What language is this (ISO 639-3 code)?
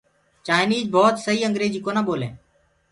ggg